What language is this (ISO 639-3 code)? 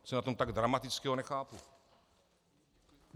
ces